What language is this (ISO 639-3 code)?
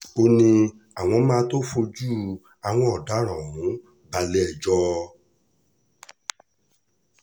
yor